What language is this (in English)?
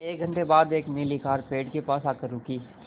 Hindi